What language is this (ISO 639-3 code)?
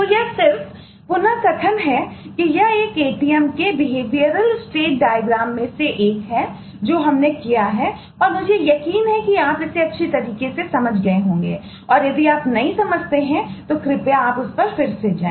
hin